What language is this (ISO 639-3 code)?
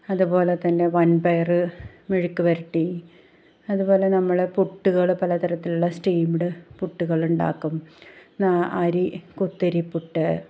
mal